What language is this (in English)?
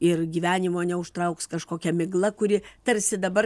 Lithuanian